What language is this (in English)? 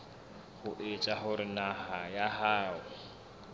Southern Sotho